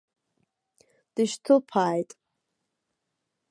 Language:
Abkhazian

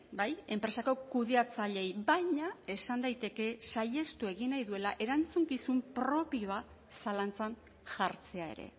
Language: Basque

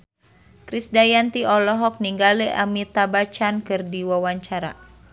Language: Sundanese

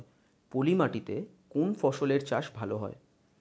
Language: Bangla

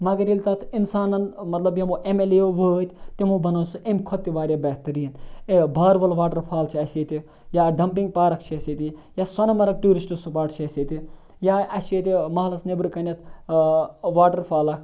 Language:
Kashmiri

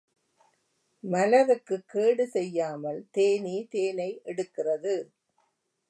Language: Tamil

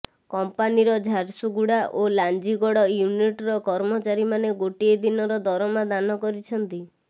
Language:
Odia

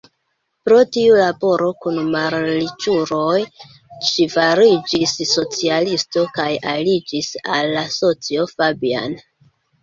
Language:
Esperanto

